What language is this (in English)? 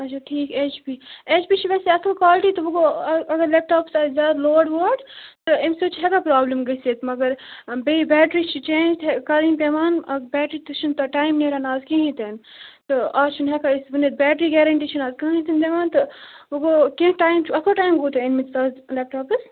Kashmiri